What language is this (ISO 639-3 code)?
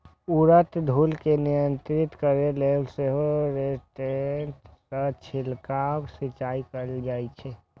mai